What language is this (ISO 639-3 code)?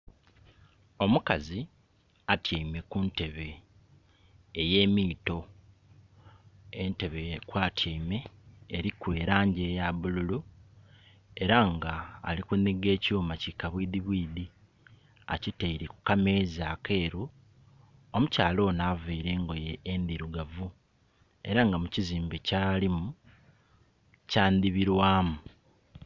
xog